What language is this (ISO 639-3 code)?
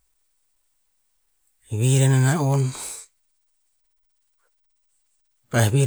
tpz